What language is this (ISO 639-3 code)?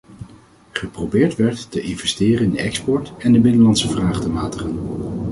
nld